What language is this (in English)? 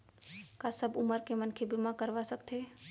Chhattisgarhi